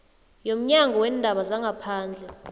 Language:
South Ndebele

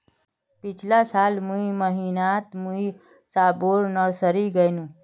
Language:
Magahi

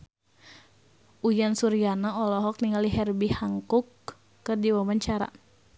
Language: Sundanese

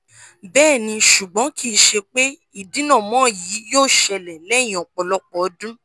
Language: Yoruba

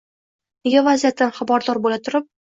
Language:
Uzbek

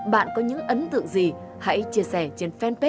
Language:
Vietnamese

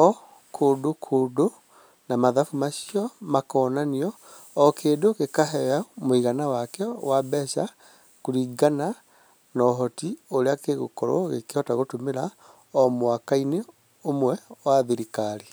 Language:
Kikuyu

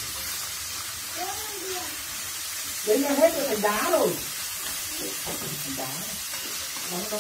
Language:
Vietnamese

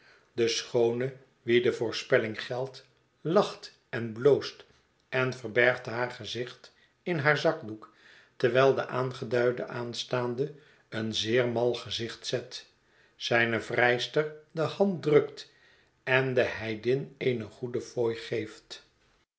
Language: Dutch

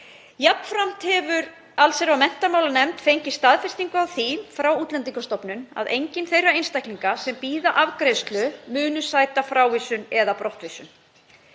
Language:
Icelandic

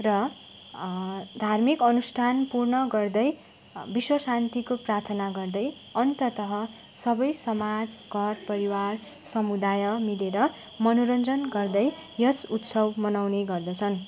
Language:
Nepali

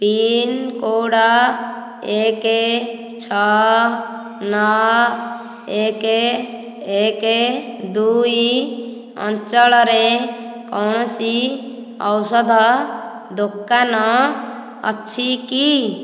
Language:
Odia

